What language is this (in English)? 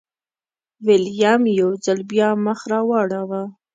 Pashto